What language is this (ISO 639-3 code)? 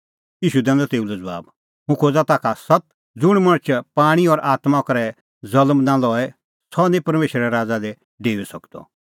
kfx